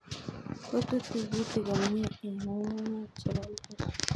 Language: Kalenjin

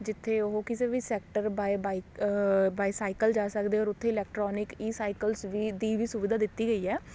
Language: Punjabi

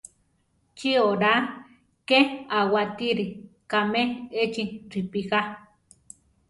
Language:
Central Tarahumara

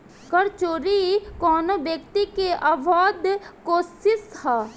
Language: Bhojpuri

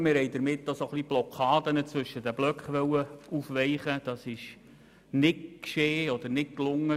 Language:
Swiss German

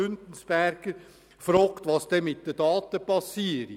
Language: Swiss German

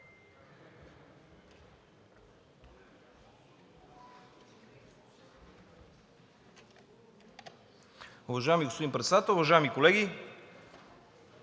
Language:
Bulgarian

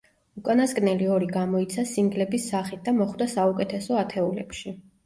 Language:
Georgian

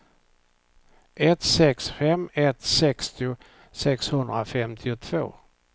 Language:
Swedish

